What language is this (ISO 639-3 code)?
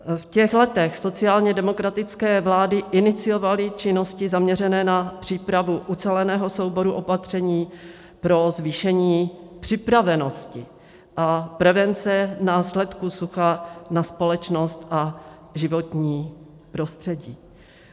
ces